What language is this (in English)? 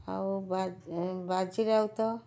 Odia